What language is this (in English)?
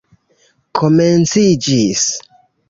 Esperanto